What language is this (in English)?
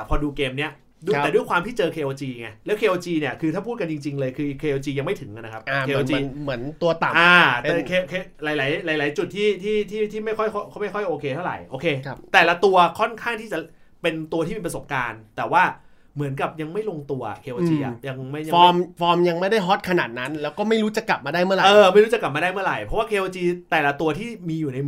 Thai